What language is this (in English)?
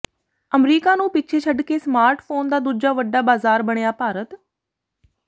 Punjabi